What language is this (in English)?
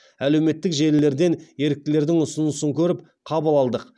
Kazakh